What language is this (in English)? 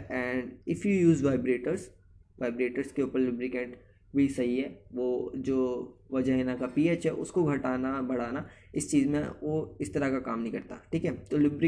Hindi